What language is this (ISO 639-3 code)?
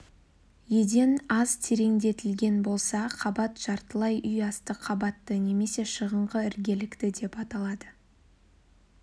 kaz